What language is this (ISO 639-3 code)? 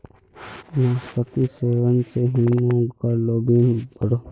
mag